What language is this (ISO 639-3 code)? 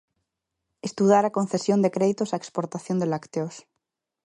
glg